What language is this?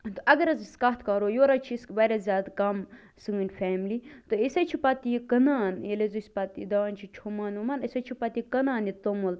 Kashmiri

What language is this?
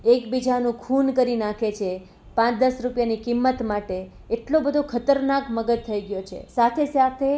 Gujarati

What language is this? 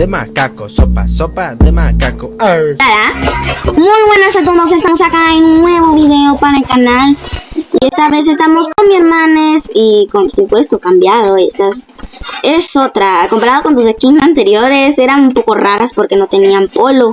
Spanish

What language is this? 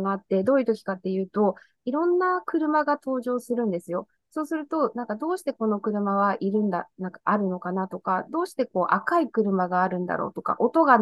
Japanese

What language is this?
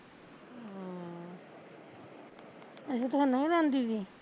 Punjabi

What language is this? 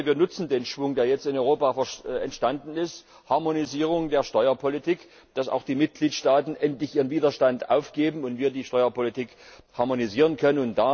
German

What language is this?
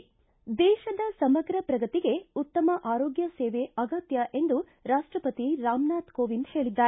Kannada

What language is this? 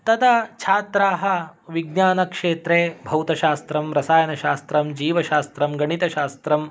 Sanskrit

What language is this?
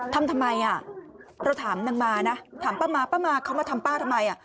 Thai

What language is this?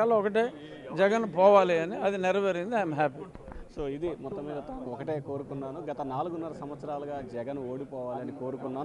Telugu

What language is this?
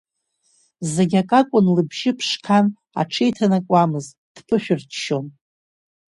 Abkhazian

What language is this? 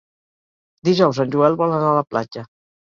Catalan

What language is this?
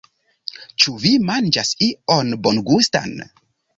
Esperanto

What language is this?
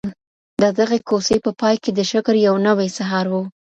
Pashto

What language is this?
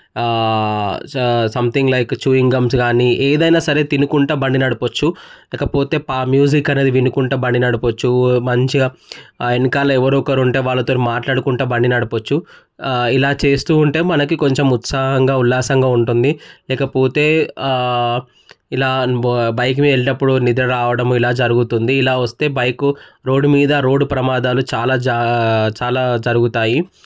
Telugu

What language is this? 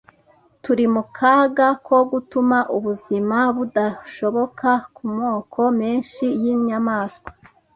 Kinyarwanda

